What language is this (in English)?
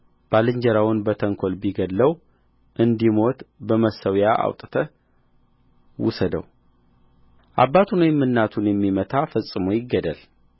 Amharic